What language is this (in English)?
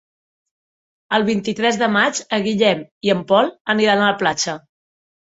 Catalan